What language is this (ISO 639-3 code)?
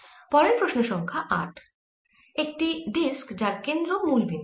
ben